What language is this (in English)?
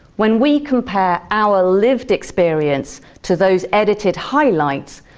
English